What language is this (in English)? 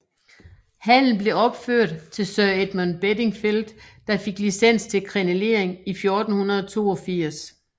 Danish